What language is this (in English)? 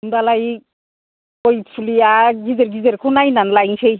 Bodo